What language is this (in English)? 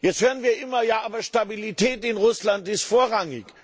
German